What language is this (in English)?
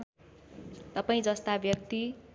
Nepali